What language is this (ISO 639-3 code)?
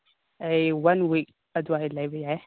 mni